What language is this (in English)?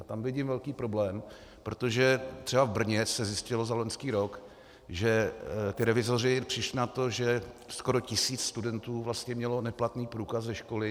Czech